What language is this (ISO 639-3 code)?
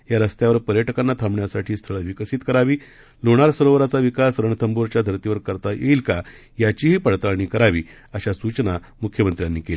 mar